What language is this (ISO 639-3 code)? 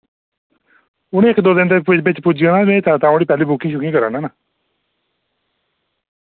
doi